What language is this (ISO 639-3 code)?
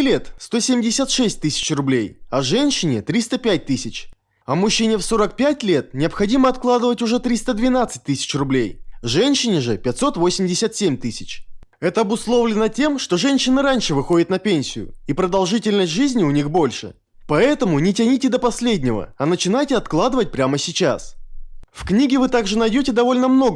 rus